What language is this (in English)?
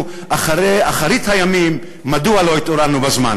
Hebrew